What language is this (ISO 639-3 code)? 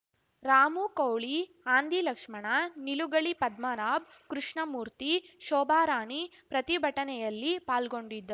kan